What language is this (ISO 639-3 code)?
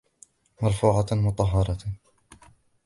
ara